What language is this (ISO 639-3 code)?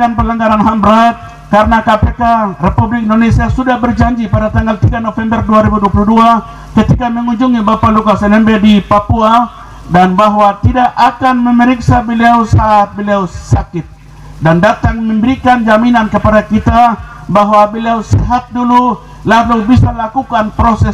ind